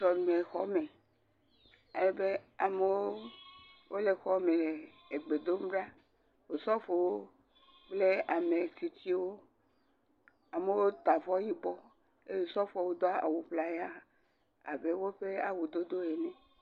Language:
Ewe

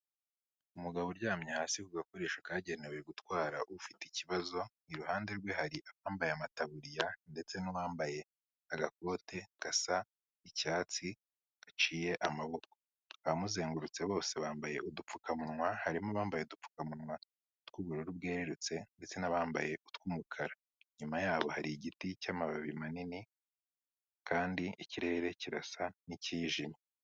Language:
Kinyarwanda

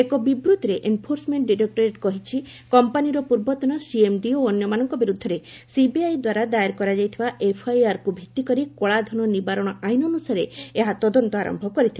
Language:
Odia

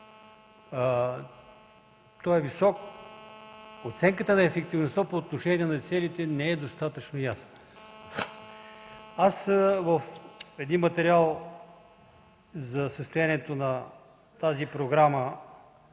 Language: Bulgarian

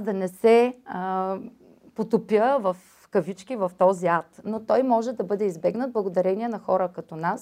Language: Bulgarian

